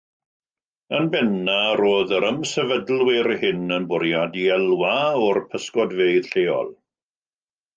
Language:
Welsh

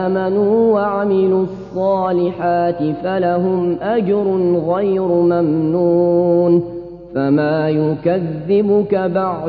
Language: Arabic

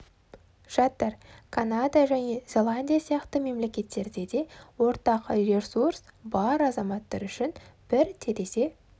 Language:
Kazakh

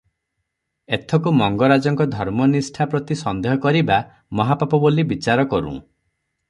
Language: Odia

